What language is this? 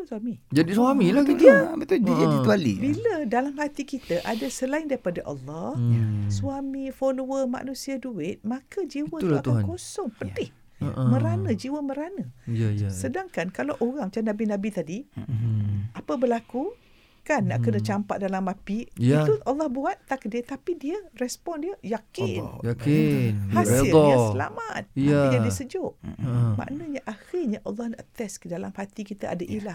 Malay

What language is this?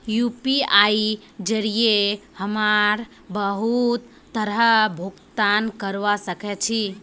Magahi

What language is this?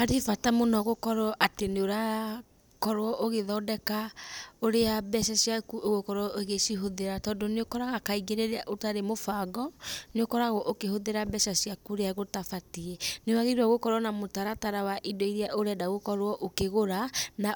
Kikuyu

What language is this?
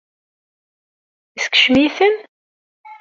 Kabyle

